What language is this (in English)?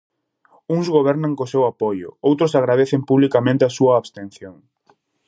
Galician